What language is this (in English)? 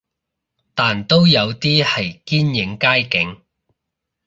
Cantonese